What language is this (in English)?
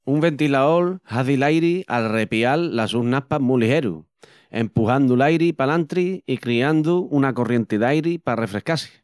Extremaduran